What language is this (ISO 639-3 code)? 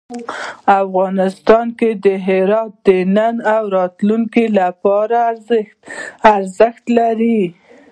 pus